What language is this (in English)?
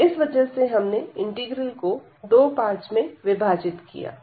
Hindi